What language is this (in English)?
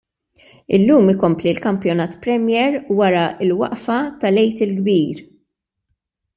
Maltese